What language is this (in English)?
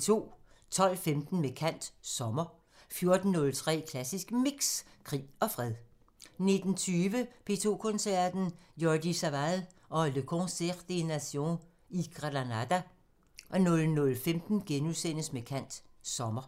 Danish